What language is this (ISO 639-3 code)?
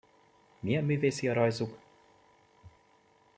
hun